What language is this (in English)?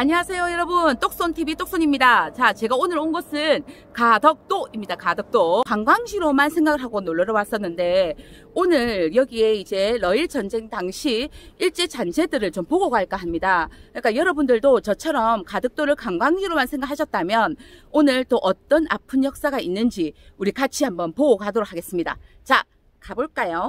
Korean